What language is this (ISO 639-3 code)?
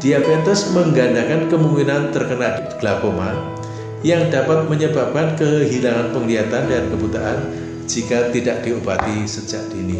ind